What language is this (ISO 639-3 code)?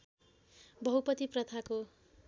nep